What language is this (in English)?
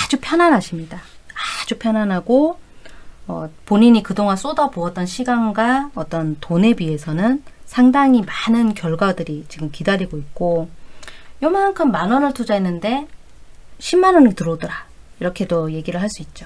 Korean